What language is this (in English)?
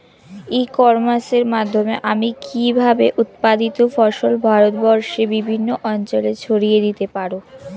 Bangla